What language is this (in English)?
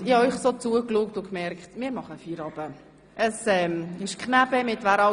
Swiss German